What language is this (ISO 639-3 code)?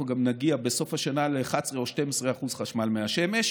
heb